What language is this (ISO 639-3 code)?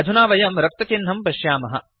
san